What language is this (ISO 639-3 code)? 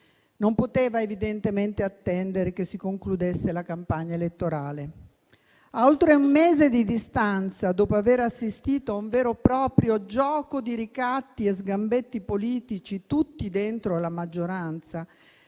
ita